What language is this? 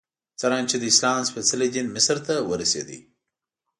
Pashto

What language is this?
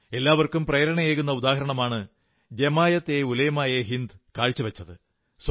Malayalam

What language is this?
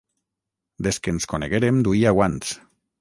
Catalan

